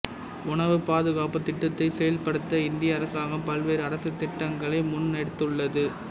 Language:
Tamil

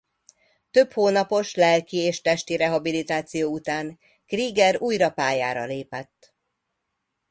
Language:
Hungarian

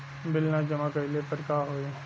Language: Bhojpuri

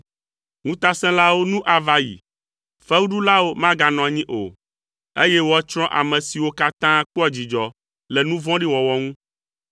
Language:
Ewe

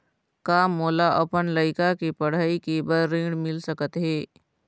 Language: Chhattisgarhi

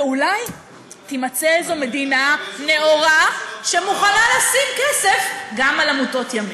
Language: Hebrew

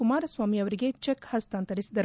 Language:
Kannada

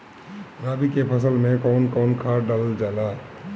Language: Bhojpuri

